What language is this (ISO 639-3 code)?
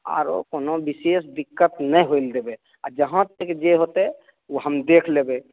mai